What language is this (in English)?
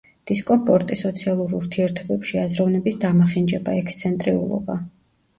Georgian